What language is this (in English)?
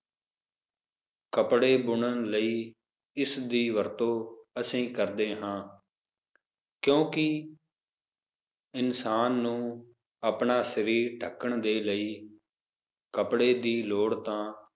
Punjabi